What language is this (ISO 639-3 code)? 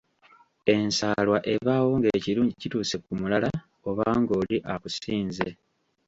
lug